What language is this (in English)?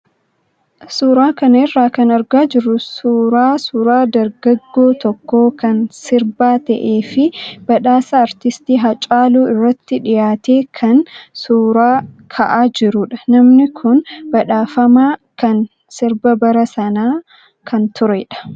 Oromo